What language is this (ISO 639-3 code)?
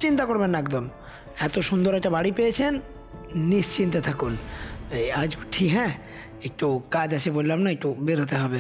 ben